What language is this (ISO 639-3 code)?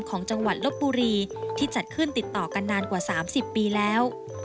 tha